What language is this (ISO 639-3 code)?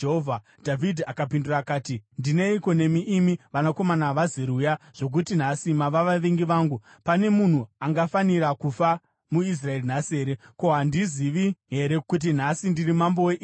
sna